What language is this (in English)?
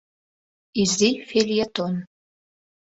Mari